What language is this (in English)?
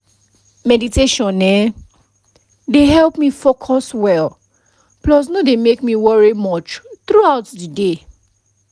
Nigerian Pidgin